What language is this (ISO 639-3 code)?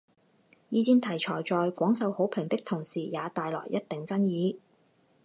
zho